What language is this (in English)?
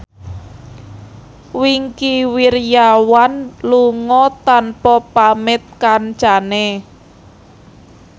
Javanese